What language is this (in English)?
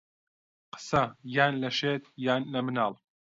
Central Kurdish